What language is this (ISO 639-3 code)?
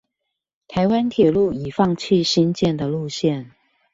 zho